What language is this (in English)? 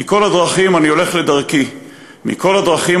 Hebrew